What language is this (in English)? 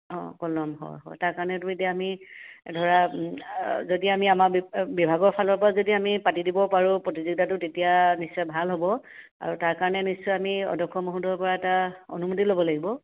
Assamese